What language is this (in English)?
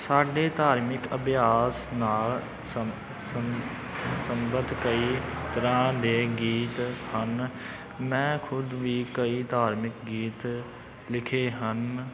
Punjabi